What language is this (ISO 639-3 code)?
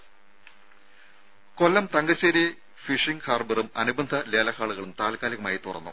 mal